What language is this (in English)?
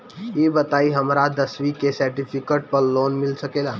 Bhojpuri